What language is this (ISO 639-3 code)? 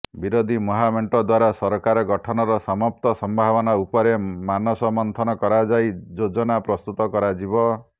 ori